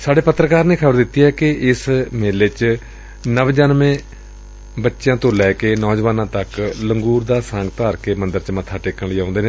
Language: Punjabi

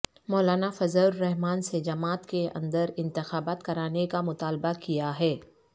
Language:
Urdu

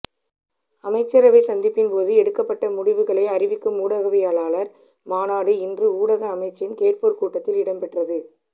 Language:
Tamil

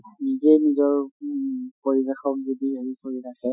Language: Assamese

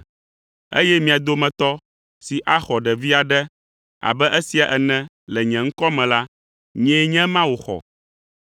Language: Ewe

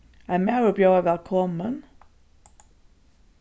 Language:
Faroese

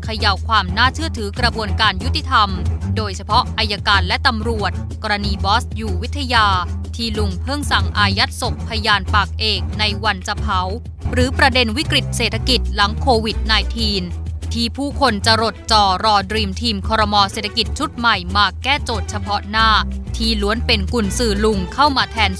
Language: Thai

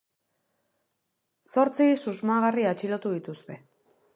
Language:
Basque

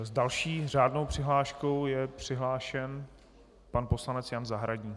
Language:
Czech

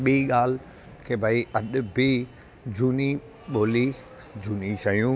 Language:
Sindhi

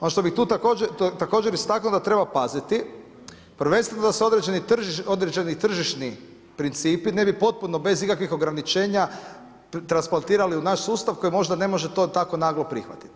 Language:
Croatian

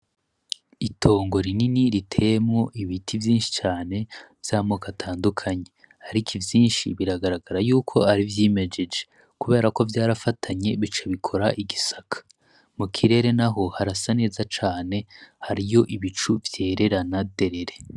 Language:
Rundi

